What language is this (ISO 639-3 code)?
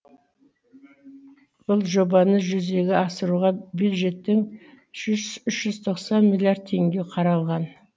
kaz